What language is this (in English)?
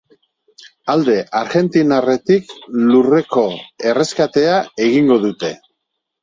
Basque